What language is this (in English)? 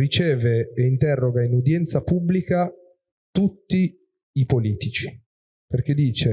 Italian